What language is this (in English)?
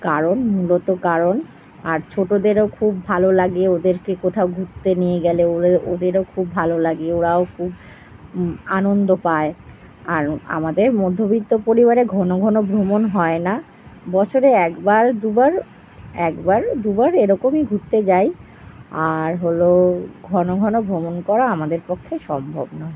Bangla